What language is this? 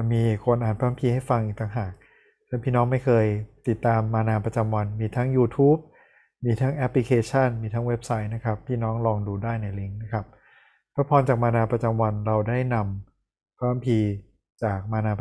Thai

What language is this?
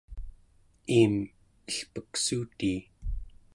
Central Yupik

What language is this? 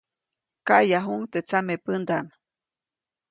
Copainalá Zoque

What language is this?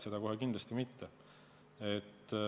Estonian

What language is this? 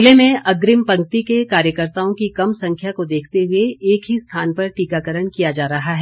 Hindi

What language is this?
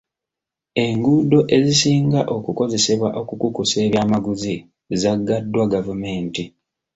Ganda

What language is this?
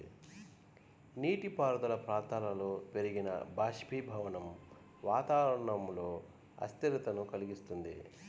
Telugu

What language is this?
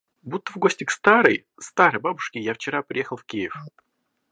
Russian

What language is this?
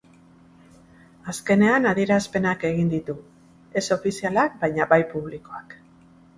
Basque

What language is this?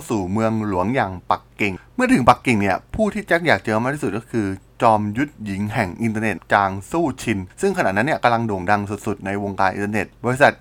Thai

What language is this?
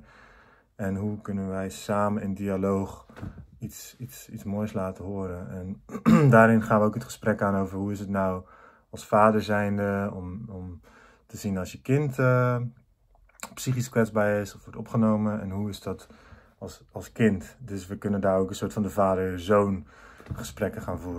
Dutch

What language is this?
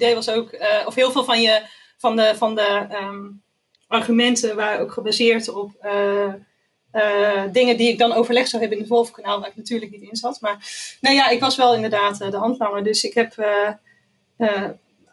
Dutch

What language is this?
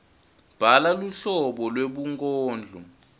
Swati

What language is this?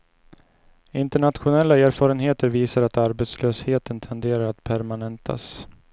Swedish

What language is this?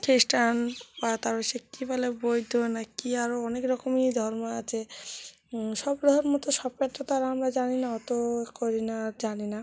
Bangla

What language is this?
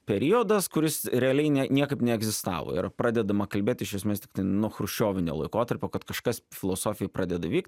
Lithuanian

